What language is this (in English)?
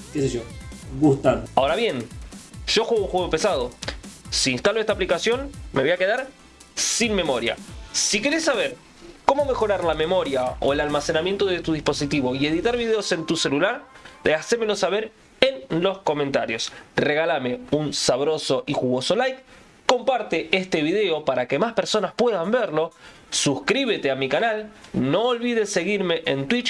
Spanish